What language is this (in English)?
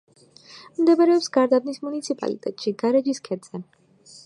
Georgian